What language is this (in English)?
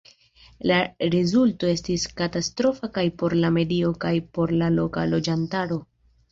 Esperanto